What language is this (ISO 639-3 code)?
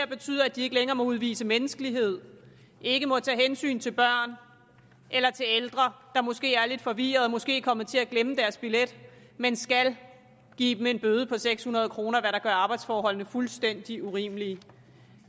dan